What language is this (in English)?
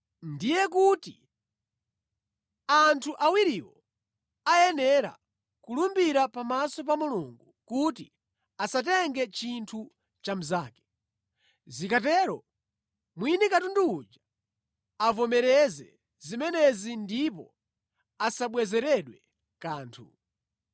Nyanja